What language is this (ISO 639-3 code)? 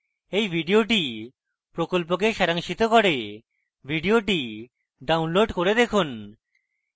ben